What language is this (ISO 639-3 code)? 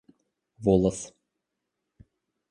rus